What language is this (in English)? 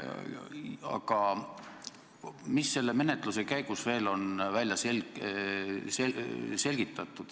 Estonian